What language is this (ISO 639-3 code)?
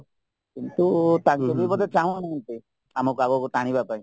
ori